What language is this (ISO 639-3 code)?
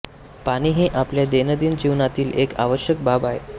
mar